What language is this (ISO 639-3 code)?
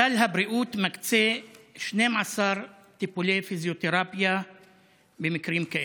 heb